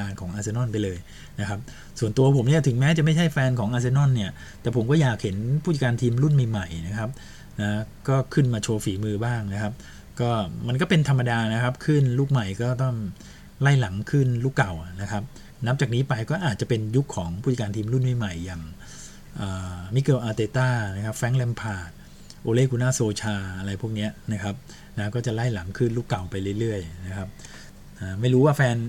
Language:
Thai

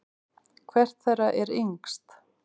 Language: Icelandic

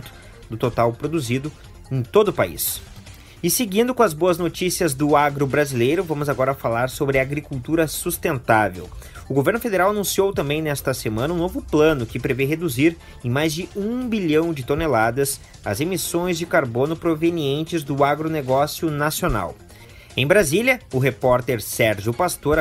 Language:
Portuguese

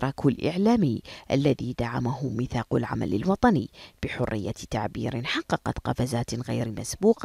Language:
Arabic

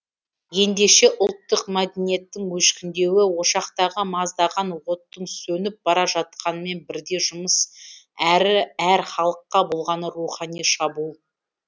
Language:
Kazakh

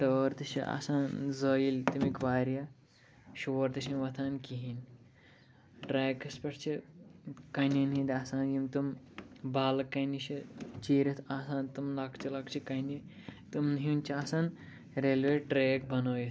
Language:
Kashmiri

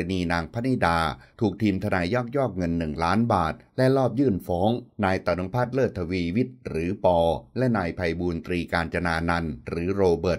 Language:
Thai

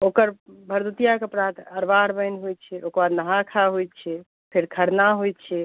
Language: Maithili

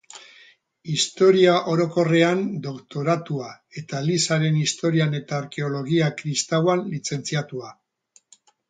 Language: Basque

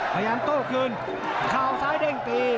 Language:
Thai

